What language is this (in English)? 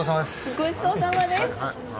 Japanese